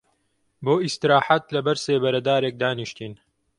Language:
Central Kurdish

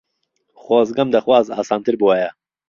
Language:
Central Kurdish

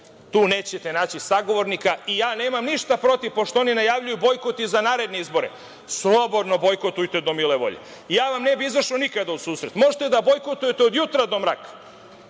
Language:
Serbian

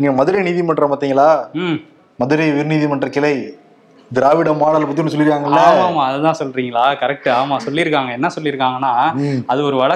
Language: Tamil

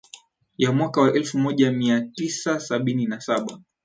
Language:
Swahili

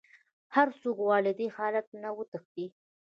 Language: Pashto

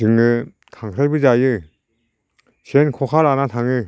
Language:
Bodo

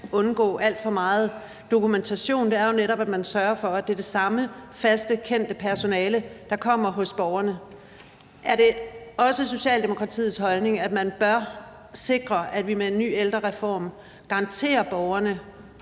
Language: Danish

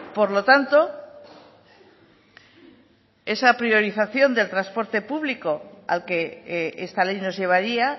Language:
Spanish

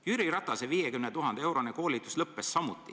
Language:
Estonian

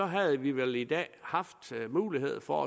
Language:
Danish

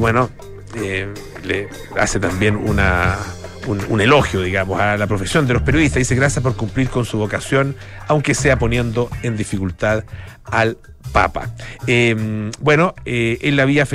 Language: Spanish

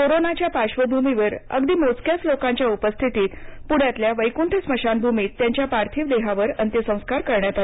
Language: Marathi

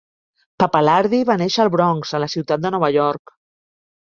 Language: Catalan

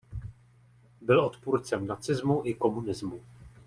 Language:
Czech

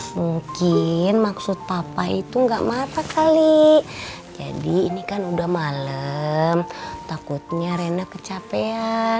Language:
Indonesian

